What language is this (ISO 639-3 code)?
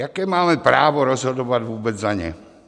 ces